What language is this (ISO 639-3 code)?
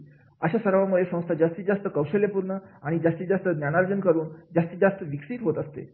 mar